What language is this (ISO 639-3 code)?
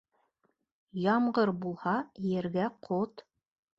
bak